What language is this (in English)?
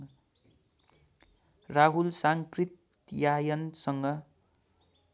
Nepali